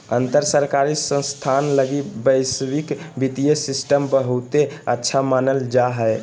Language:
Magahi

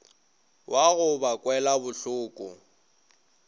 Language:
Northern Sotho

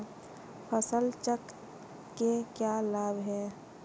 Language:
Hindi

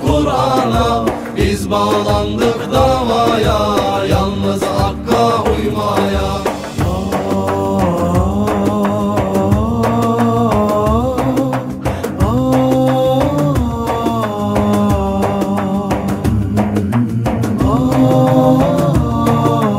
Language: Turkish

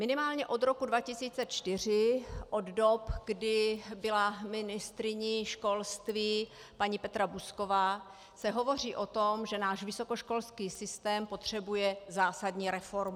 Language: Czech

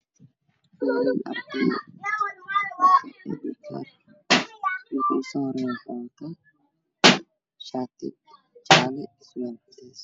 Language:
Somali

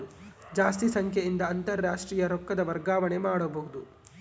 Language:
Kannada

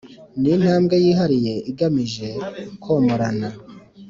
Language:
Kinyarwanda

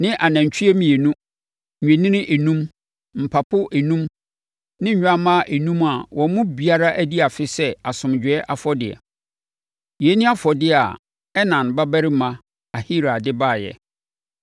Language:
Akan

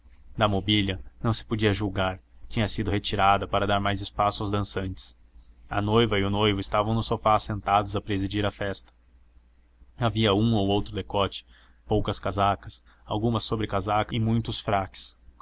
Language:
Portuguese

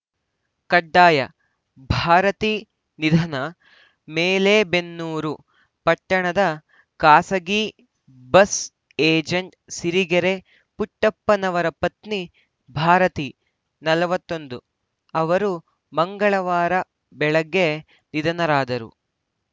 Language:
Kannada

